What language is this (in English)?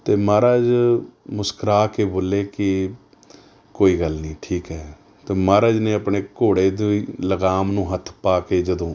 Punjabi